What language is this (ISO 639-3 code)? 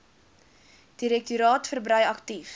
afr